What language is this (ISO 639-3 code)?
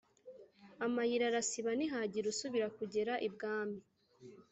kin